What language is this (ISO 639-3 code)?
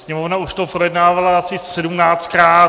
ces